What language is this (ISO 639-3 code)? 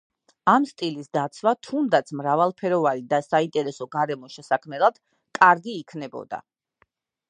kat